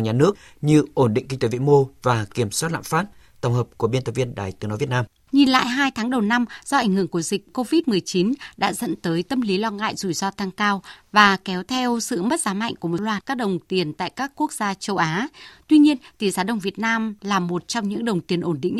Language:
Vietnamese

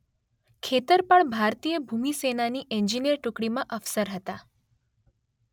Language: Gujarati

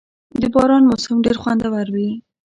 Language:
Pashto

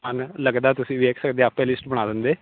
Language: Punjabi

